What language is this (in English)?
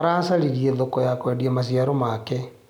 Kikuyu